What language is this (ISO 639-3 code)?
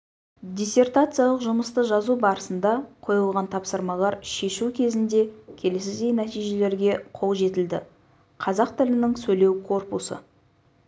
kaz